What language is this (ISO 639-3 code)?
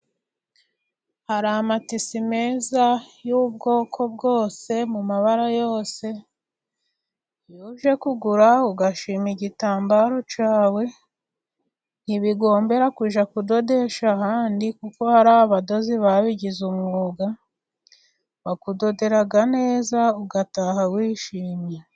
kin